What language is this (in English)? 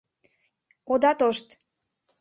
Mari